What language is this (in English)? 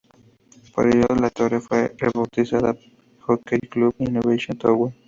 Spanish